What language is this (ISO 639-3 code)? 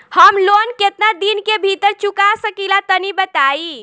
bho